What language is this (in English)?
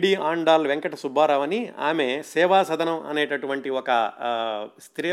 Telugu